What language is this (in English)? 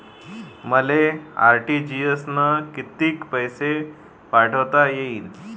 Marathi